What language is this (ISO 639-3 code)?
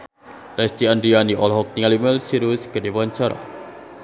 sun